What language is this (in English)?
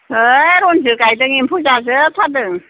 Bodo